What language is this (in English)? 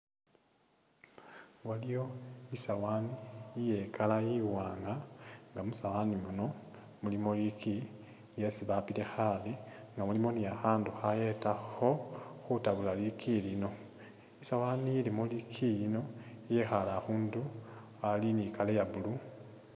Masaaba